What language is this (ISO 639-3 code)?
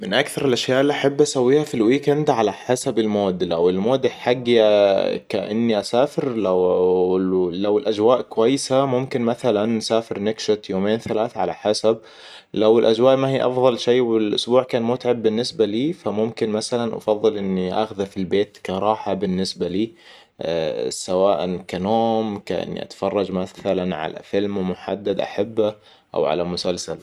acw